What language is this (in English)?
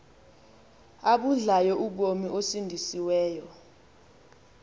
Xhosa